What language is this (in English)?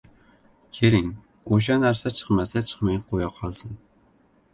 Uzbek